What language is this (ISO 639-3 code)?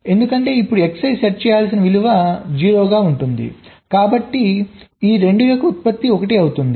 tel